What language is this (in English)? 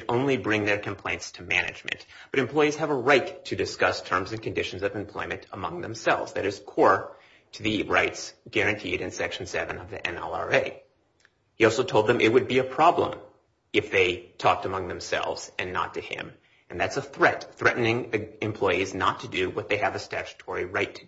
English